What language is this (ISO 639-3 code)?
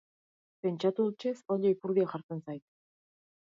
eus